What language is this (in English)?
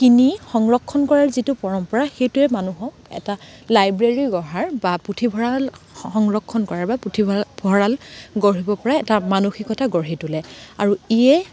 Assamese